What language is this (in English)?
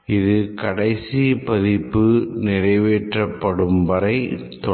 Tamil